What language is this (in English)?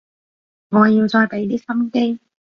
Cantonese